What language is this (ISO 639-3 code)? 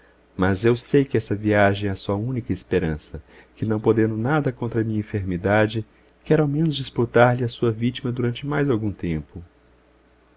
por